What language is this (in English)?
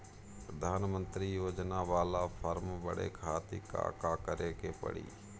Bhojpuri